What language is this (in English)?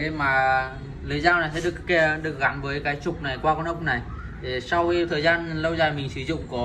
Vietnamese